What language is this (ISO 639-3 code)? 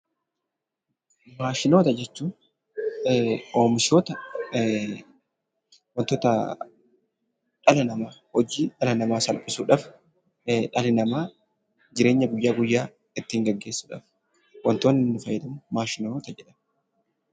orm